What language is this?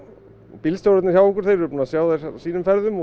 Icelandic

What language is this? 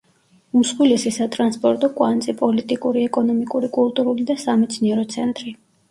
Georgian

